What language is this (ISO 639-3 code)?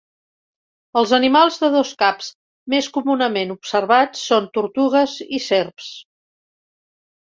cat